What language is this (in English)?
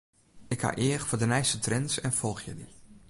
Western Frisian